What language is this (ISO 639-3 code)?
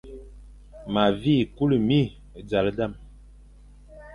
fan